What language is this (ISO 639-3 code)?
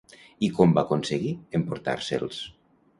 cat